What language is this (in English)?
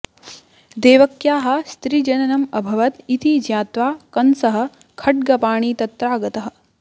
Sanskrit